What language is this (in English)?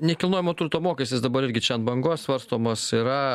Lithuanian